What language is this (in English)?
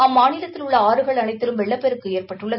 Tamil